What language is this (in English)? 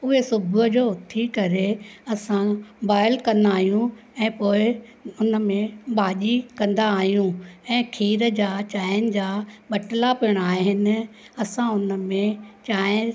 Sindhi